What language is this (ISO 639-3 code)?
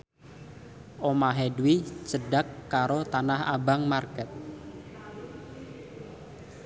jav